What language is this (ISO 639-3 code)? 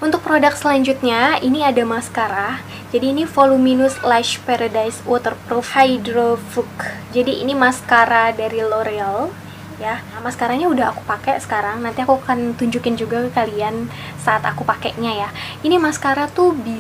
ind